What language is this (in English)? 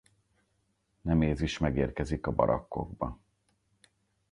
Hungarian